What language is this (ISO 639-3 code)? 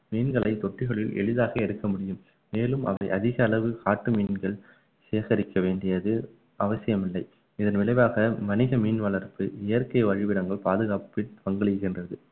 tam